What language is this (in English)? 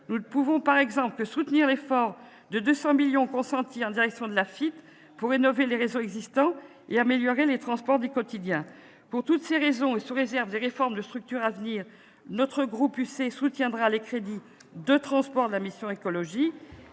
French